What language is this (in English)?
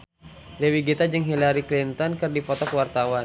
Sundanese